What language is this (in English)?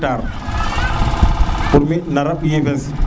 Serer